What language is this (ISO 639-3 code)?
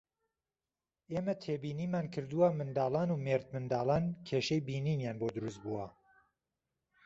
ckb